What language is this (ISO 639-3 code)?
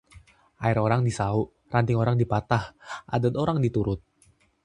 ind